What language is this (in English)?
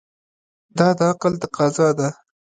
Pashto